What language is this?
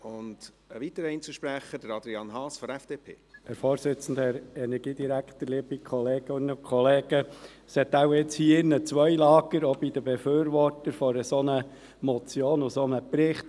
Swiss German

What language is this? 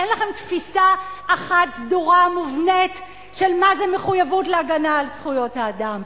Hebrew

